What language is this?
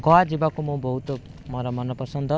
Odia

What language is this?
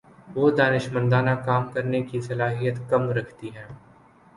Urdu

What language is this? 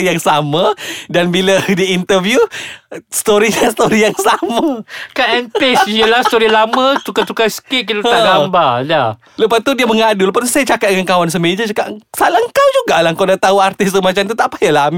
Malay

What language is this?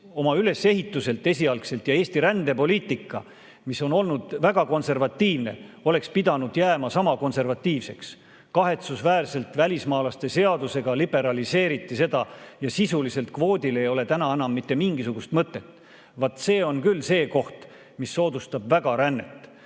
Estonian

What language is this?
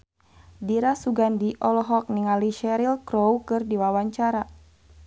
Sundanese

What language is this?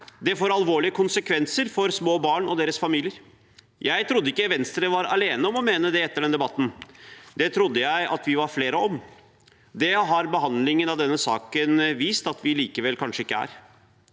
Norwegian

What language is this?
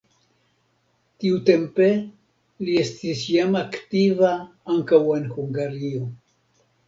Esperanto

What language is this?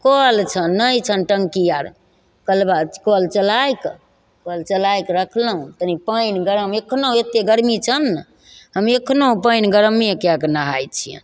Maithili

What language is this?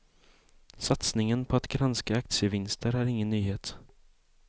Swedish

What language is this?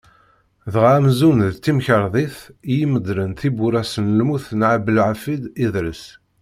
Kabyle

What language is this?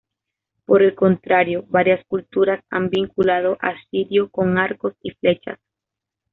Spanish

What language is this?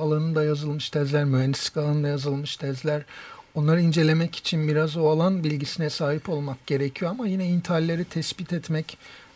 Turkish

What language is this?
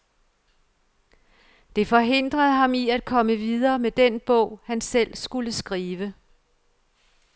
Danish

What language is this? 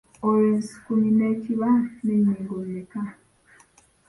Ganda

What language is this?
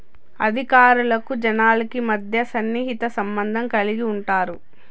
Telugu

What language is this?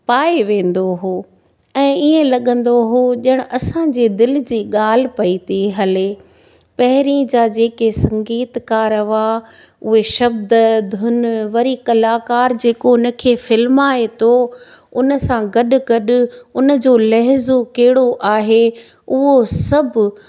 Sindhi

